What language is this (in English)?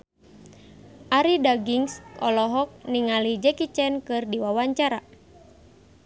Sundanese